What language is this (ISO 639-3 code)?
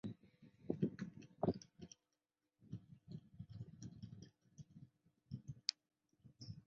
zho